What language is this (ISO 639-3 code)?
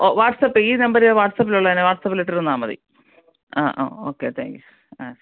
mal